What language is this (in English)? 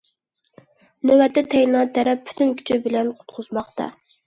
Uyghur